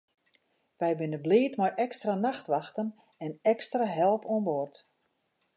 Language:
Western Frisian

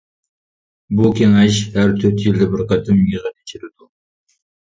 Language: Uyghur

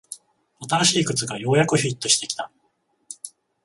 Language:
Japanese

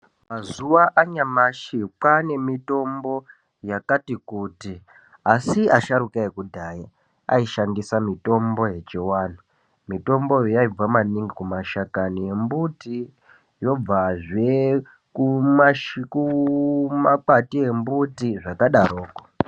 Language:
Ndau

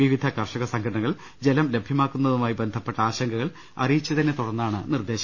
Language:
Malayalam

